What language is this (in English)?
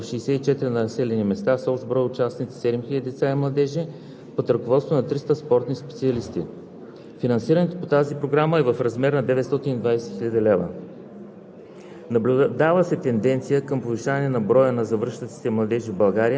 Bulgarian